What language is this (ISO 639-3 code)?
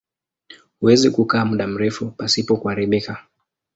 swa